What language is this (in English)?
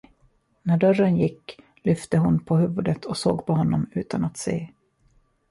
Swedish